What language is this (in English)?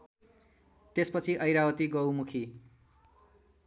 Nepali